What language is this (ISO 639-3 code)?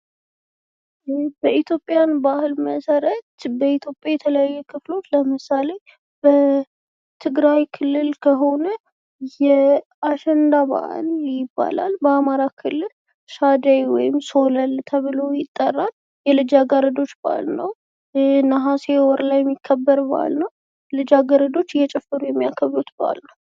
amh